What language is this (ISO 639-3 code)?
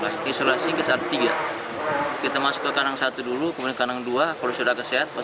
ind